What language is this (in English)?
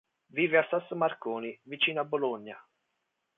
Italian